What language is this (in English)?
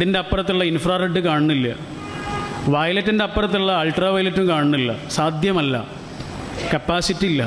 Arabic